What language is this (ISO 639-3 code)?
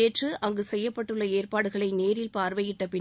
tam